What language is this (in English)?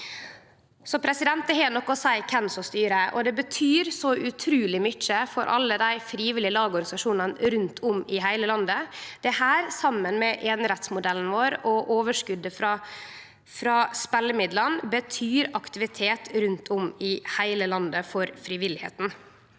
Norwegian